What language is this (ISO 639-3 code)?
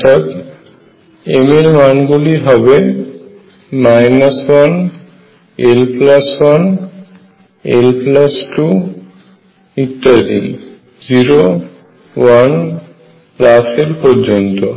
ben